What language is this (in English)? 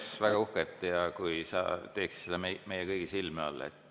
Estonian